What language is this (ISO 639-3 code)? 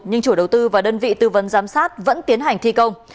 vie